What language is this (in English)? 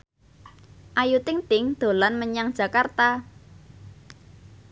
Javanese